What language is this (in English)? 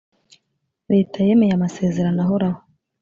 Kinyarwanda